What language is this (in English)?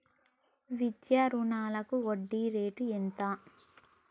Telugu